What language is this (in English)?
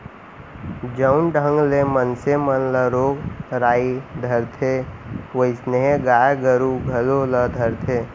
Chhattisgarhi